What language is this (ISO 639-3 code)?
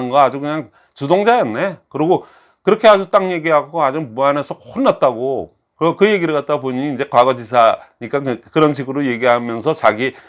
kor